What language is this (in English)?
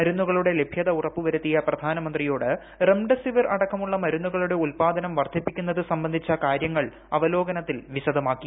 Malayalam